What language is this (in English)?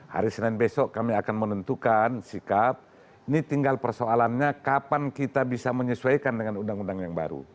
Indonesian